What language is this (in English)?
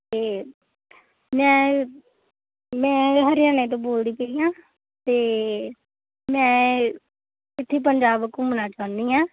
Punjabi